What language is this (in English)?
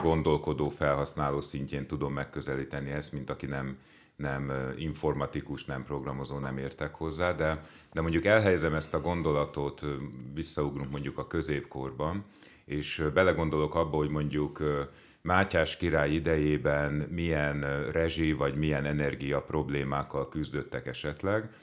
Hungarian